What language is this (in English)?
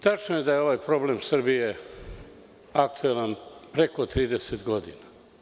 Serbian